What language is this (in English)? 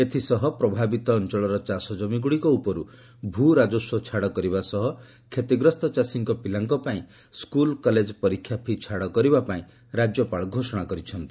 Odia